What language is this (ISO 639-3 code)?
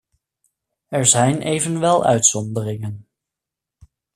nld